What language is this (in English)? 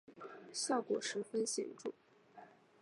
Chinese